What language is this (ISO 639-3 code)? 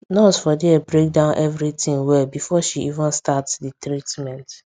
pcm